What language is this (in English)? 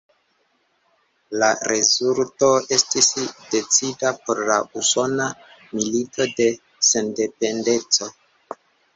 Esperanto